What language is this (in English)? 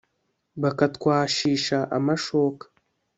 Kinyarwanda